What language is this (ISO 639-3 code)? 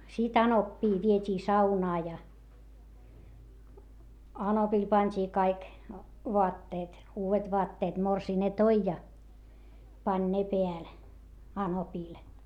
fin